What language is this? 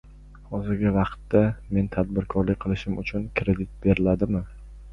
Uzbek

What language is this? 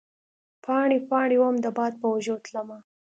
Pashto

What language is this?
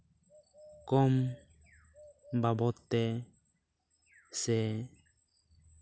Santali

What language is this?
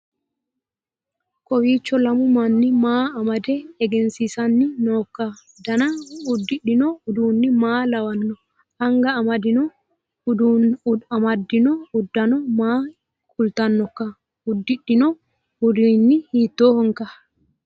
Sidamo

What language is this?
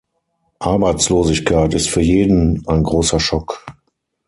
German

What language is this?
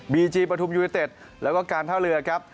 Thai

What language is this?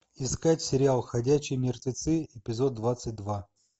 Russian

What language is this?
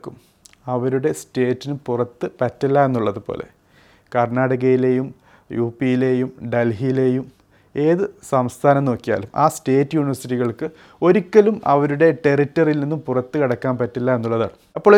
Malayalam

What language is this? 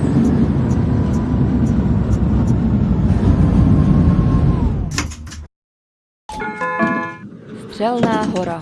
Czech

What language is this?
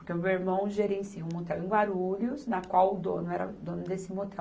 Portuguese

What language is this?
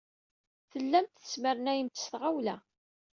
Kabyle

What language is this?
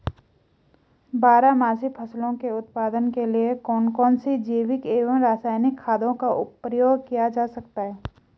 Hindi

